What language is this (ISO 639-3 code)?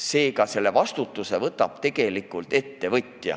est